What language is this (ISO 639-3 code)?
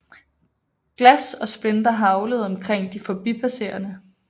dan